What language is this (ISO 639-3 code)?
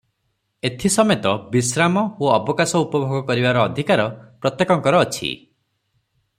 ori